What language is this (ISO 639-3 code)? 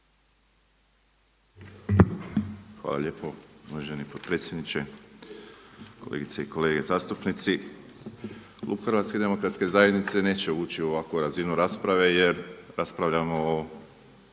hrv